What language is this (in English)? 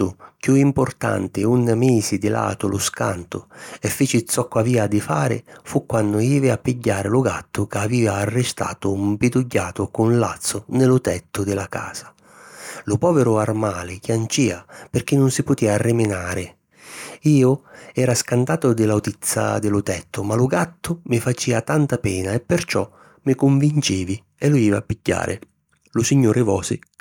Sicilian